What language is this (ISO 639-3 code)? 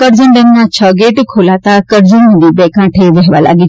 guj